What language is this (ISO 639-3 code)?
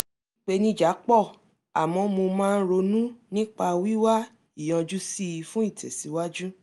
yor